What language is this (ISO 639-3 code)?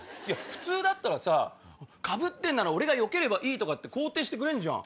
jpn